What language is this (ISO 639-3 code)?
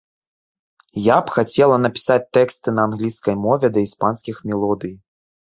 bel